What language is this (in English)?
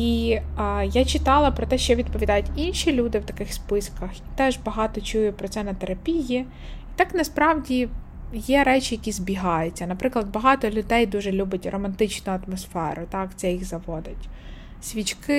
Ukrainian